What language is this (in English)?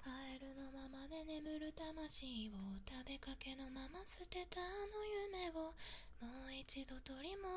Japanese